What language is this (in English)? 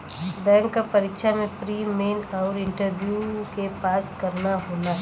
Bhojpuri